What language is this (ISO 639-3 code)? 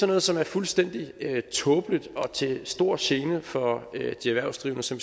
dan